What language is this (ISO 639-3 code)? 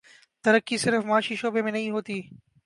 urd